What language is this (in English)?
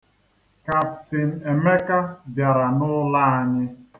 Igbo